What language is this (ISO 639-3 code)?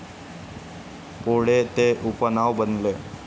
mar